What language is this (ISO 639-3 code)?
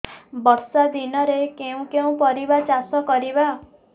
ori